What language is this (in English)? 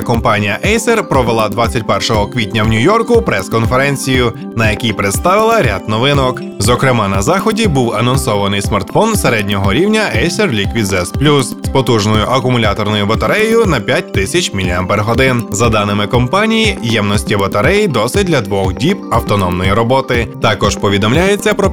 Ukrainian